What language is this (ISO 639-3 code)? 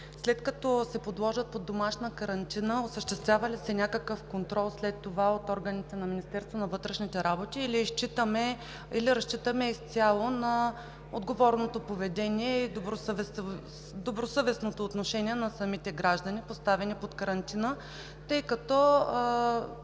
bul